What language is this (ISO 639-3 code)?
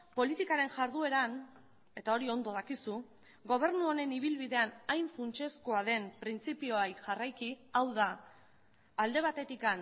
eus